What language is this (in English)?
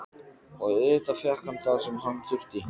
Icelandic